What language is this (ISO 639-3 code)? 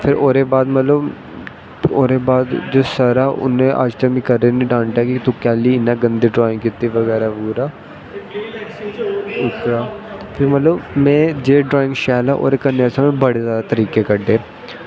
doi